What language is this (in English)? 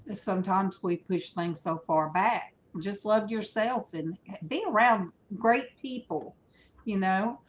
English